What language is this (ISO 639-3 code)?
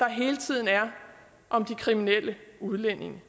dan